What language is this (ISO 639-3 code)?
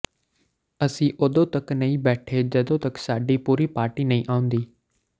pan